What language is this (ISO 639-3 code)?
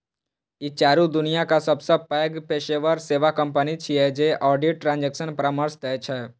mai